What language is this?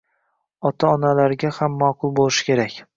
Uzbek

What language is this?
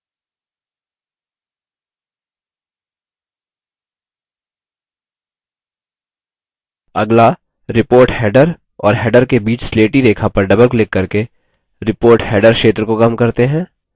Hindi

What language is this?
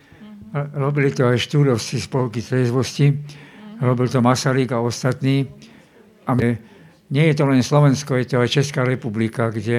Slovak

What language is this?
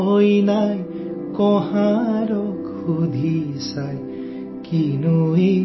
Assamese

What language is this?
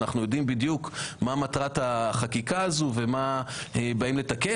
Hebrew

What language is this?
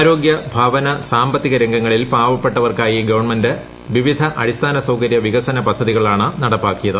Malayalam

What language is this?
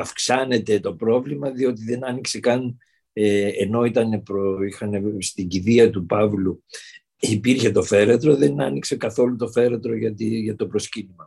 Greek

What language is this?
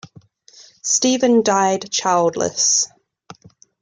English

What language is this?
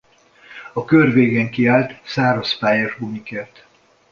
Hungarian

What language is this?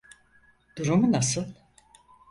Turkish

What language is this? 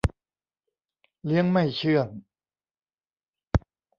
Thai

